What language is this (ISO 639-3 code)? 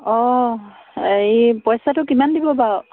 asm